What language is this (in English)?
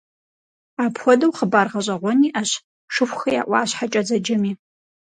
Kabardian